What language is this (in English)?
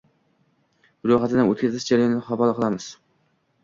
Uzbek